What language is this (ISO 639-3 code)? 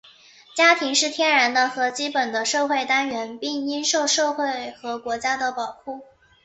zho